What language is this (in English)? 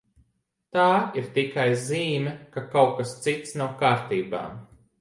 Latvian